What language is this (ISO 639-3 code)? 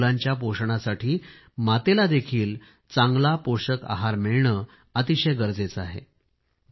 mar